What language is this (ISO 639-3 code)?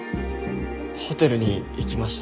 jpn